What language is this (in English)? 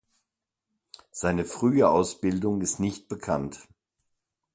German